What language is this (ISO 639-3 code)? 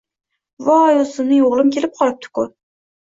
uzb